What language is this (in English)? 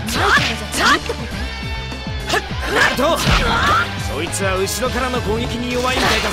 Japanese